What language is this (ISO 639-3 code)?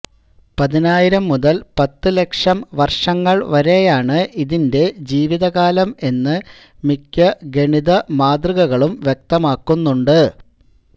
mal